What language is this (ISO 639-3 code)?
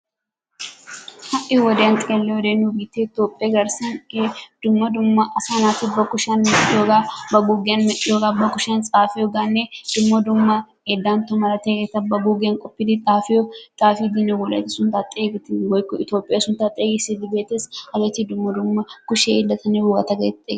wal